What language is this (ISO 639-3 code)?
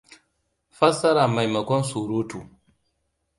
hau